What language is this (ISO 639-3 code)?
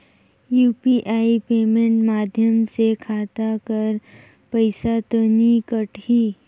hne